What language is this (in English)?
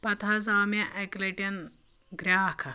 Kashmiri